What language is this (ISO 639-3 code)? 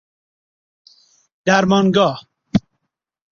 fas